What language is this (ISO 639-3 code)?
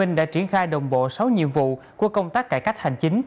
vie